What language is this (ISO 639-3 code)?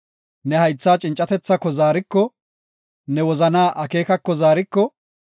gof